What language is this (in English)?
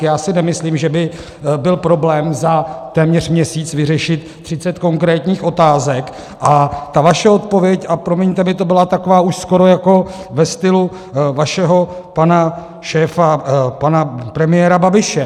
Czech